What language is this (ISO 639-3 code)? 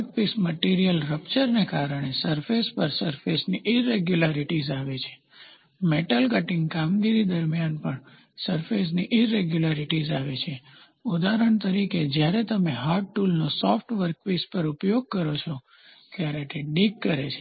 guj